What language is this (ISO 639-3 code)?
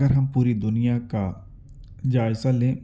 urd